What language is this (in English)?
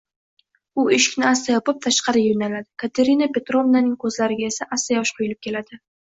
Uzbek